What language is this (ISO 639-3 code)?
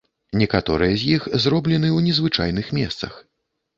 bel